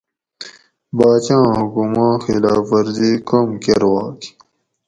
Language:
Gawri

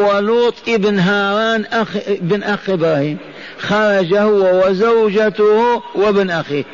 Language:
Arabic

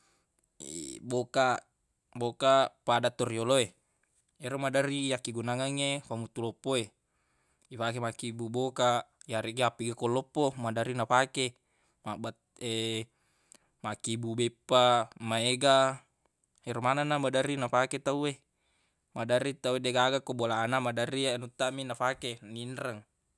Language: Buginese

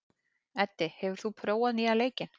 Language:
Icelandic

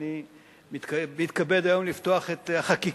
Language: Hebrew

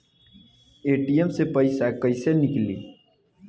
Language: Bhojpuri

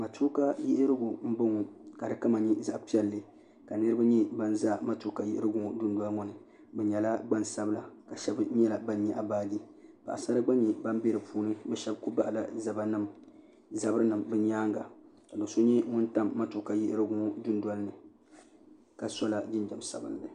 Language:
Dagbani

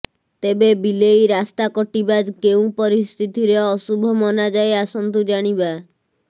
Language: Odia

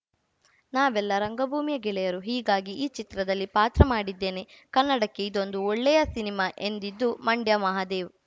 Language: Kannada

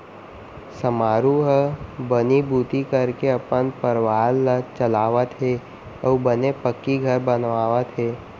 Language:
Chhattisgarhi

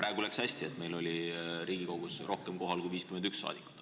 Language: Estonian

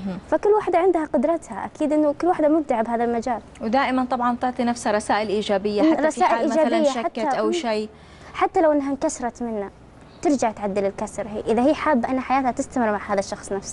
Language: Arabic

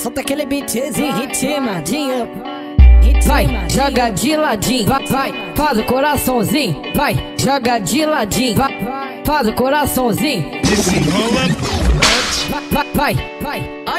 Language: Romanian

